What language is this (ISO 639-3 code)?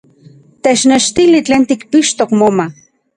ncx